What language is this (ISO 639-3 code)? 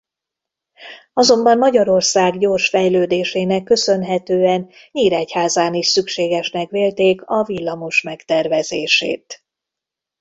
hun